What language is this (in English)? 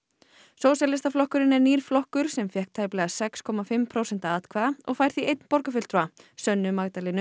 Icelandic